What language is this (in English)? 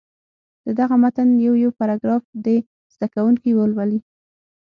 Pashto